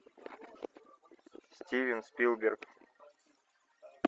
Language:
Russian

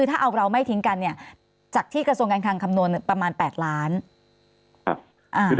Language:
Thai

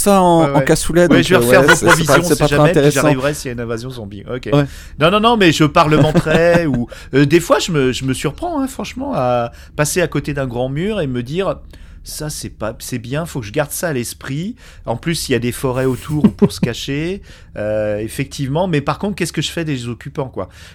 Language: French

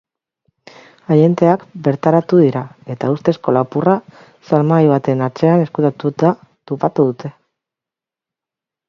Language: Basque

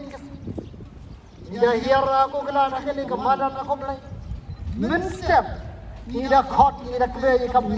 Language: Thai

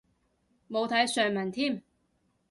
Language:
Cantonese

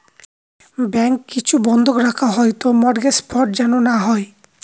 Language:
Bangla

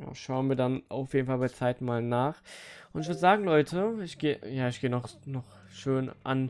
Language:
German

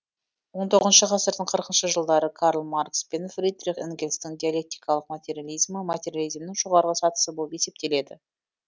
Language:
Kazakh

